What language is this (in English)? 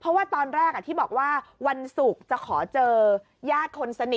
Thai